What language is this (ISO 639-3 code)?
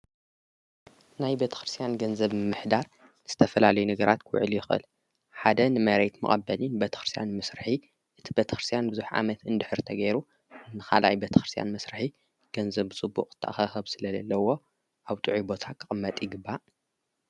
tir